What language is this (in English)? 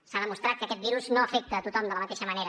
Catalan